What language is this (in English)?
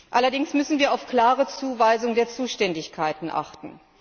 German